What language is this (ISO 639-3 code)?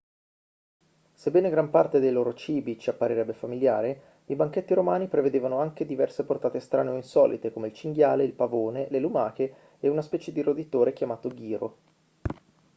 ita